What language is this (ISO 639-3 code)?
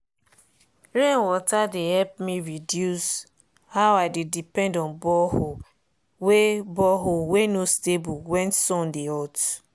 pcm